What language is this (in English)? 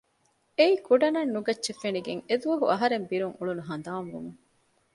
Divehi